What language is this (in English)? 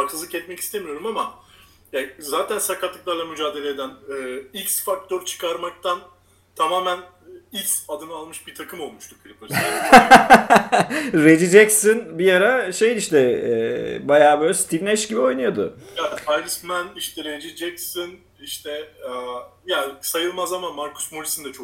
Turkish